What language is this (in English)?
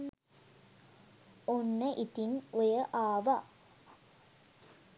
Sinhala